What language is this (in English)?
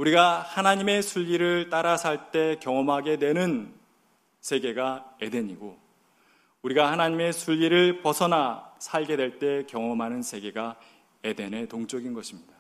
Korean